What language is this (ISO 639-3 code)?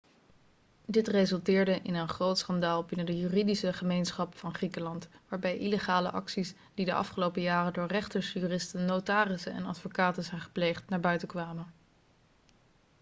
nld